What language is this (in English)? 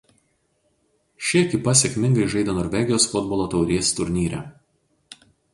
Lithuanian